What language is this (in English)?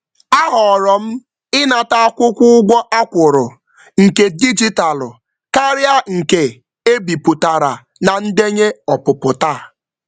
Igbo